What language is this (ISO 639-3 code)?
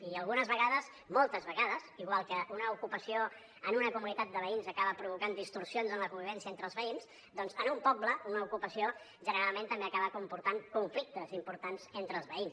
cat